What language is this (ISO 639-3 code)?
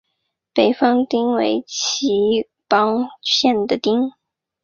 zho